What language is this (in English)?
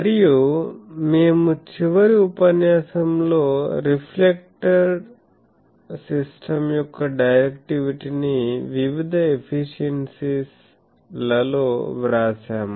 Telugu